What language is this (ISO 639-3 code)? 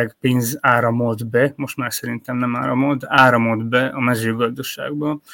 hun